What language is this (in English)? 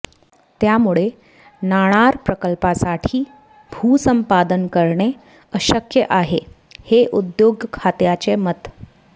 Marathi